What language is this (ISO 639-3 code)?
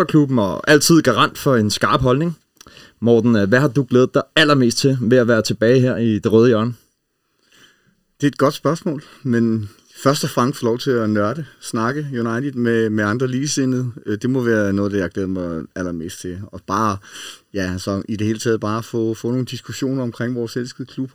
dan